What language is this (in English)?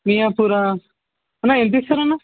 Telugu